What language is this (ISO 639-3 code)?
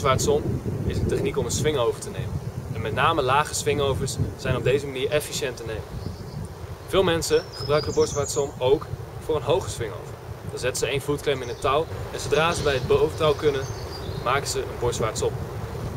nld